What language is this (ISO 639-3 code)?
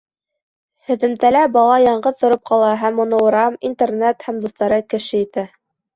bak